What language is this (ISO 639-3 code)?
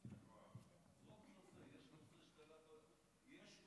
heb